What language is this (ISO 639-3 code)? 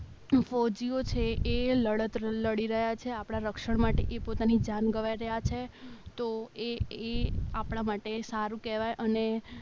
guj